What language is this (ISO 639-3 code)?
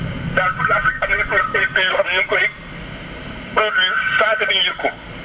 wol